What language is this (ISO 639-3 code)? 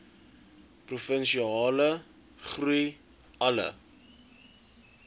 afr